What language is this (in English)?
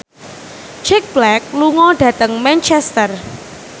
Javanese